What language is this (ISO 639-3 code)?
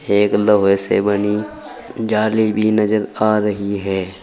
hin